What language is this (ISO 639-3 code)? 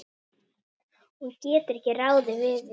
isl